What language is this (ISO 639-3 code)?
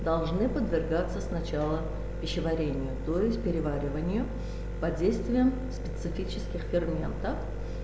rus